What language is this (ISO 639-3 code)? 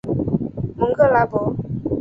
zho